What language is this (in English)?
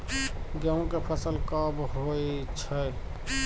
Maithili